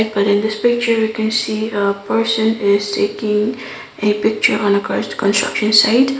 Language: English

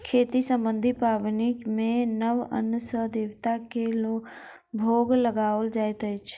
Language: Maithili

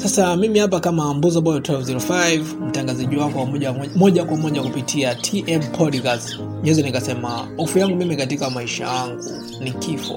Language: Swahili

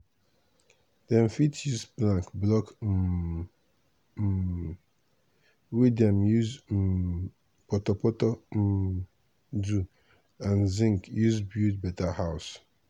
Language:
Nigerian Pidgin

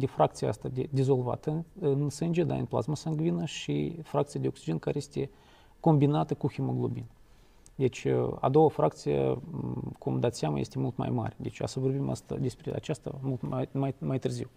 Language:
Romanian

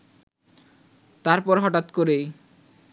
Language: Bangla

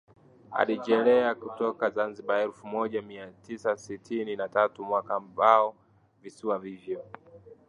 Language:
Swahili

